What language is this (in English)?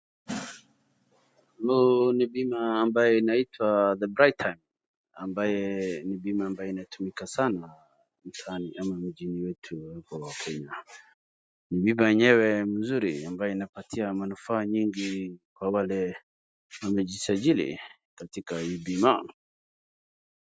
Swahili